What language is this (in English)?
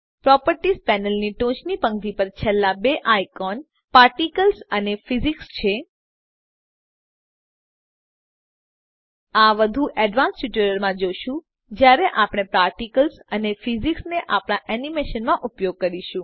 Gujarati